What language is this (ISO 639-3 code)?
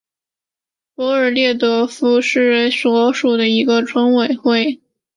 zho